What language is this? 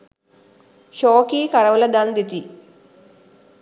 Sinhala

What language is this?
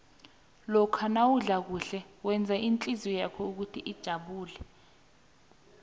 South Ndebele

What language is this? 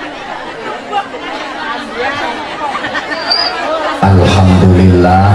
Indonesian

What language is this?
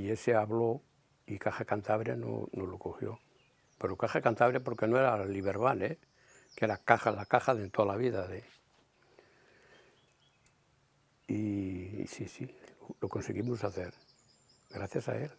Spanish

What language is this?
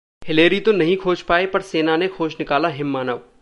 Hindi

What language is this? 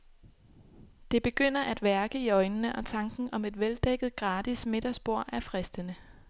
Danish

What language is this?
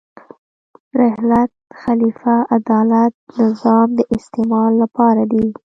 Pashto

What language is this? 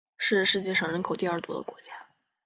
Chinese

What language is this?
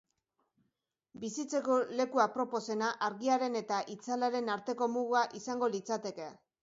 Basque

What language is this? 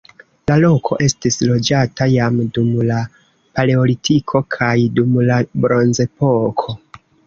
Esperanto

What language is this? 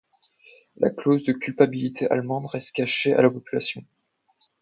French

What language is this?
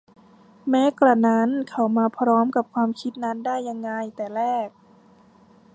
Thai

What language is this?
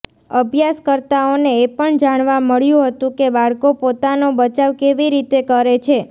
Gujarati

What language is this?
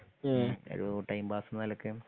Malayalam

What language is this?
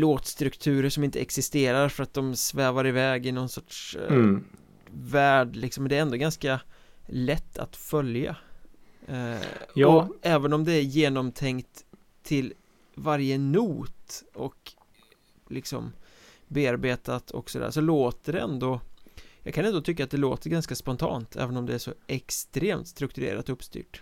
Swedish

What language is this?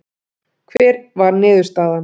Icelandic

